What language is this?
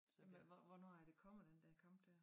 Danish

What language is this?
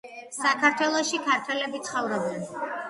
Georgian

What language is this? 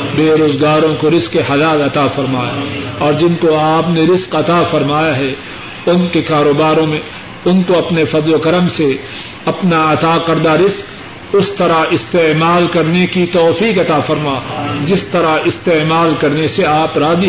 Urdu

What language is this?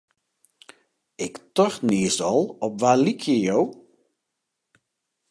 Western Frisian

